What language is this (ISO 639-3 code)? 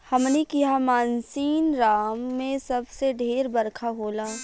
bho